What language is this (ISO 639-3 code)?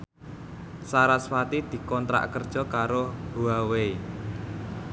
jav